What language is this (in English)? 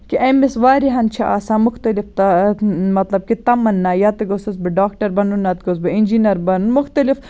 Kashmiri